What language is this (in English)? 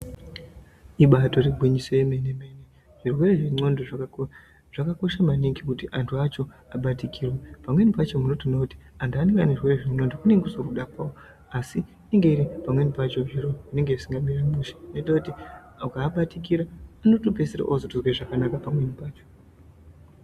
Ndau